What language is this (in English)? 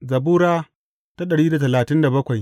Hausa